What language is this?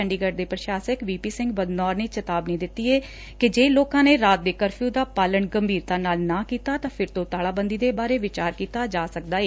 Punjabi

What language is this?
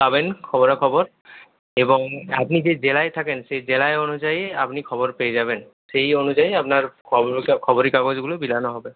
Bangla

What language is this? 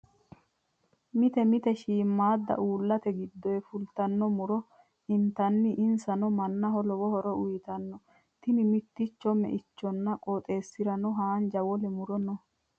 Sidamo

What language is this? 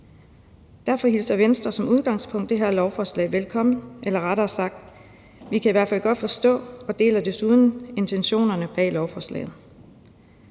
Danish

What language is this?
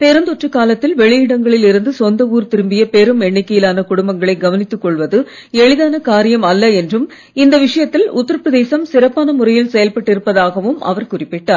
Tamil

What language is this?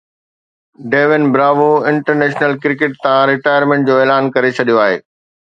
Sindhi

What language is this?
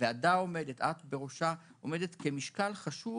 Hebrew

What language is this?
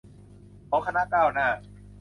Thai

